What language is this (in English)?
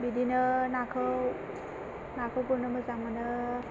Bodo